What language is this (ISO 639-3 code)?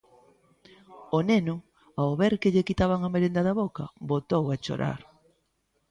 glg